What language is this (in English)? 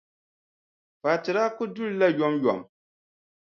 Dagbani